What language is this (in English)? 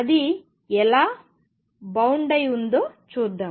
Telugu